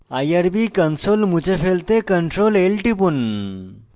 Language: Bangla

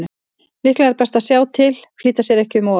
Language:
Icelandic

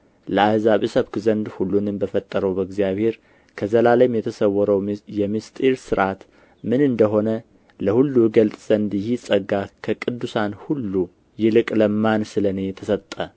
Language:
Amharic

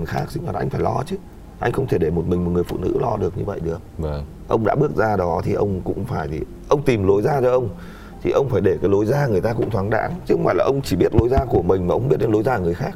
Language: Vietnamese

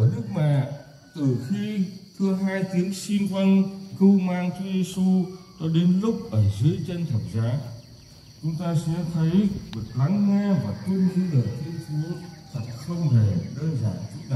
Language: Vietnamese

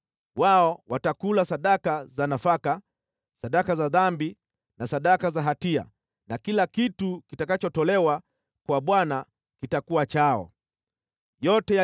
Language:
Swahili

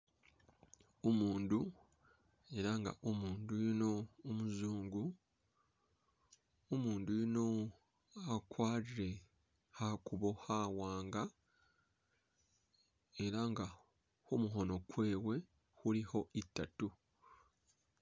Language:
Masaaba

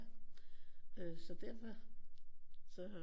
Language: Danish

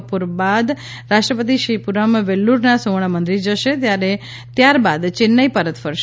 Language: Gujarati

